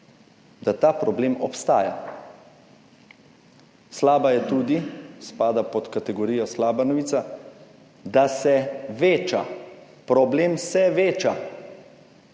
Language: Slovenian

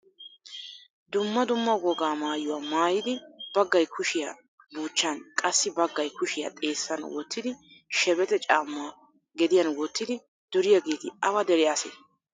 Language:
Wolaytta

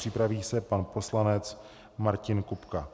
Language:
Czech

